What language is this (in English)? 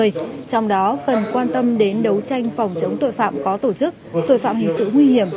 Vietnamese